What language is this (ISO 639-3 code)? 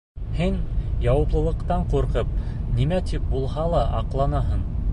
bak